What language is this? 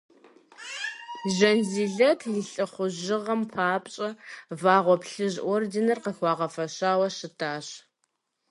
Kabardian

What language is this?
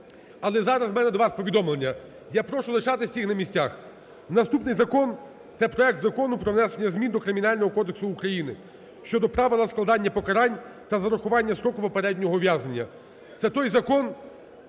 Ukrainian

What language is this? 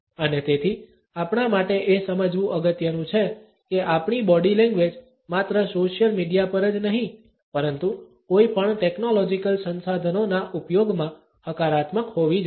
Gujarati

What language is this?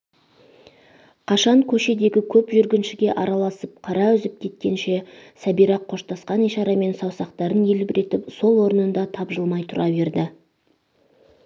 Kazakh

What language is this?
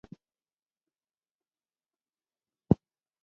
Mokpwe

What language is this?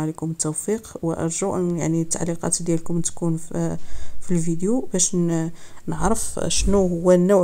Arabic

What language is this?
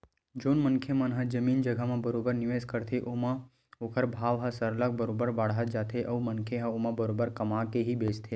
Chhattisgarhi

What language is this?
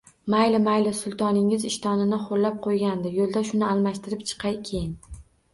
Uzbek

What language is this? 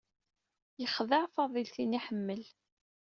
Kabyle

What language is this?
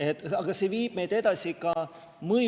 Estonian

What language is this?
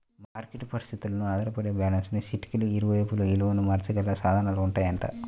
Telugu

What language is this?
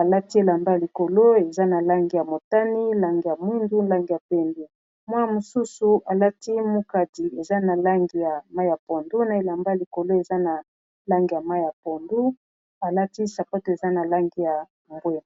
Lingala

